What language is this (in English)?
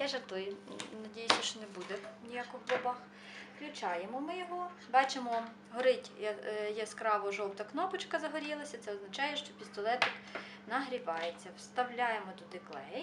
Ukrainian